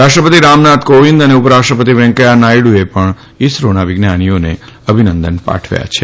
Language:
Gujarati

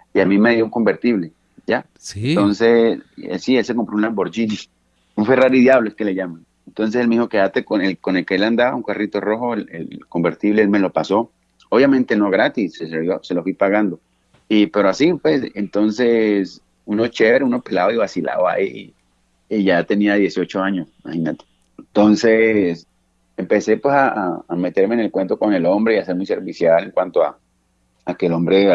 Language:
Spanish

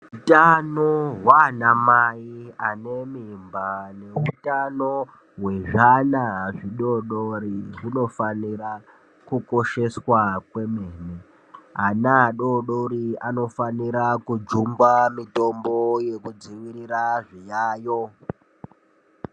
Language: Ndau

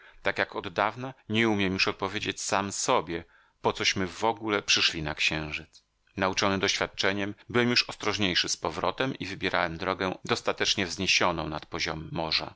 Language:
Polish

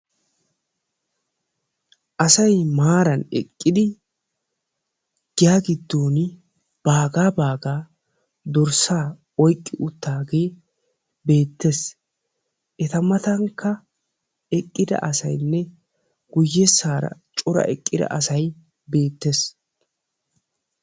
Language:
Wolaytta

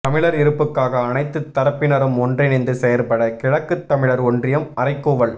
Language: Tamil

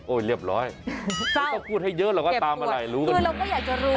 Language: Thai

